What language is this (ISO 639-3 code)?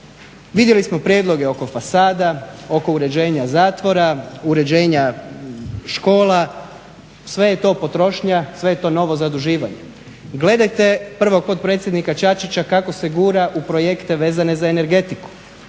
hrv